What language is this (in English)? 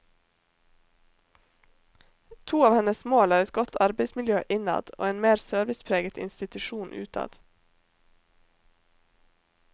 Norwegian